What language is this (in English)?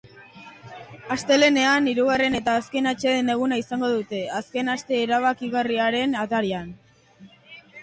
Basque